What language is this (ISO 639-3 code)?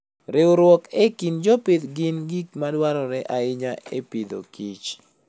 luo